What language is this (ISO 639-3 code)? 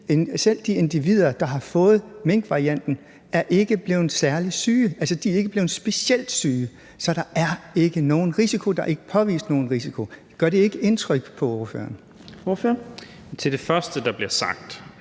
dan